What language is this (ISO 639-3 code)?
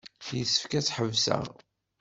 kab